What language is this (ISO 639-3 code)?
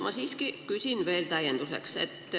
est